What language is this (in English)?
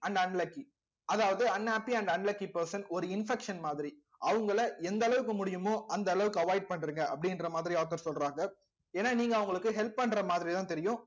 Tamil